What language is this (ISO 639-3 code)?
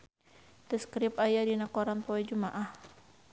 sun